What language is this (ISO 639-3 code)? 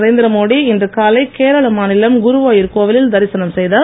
tam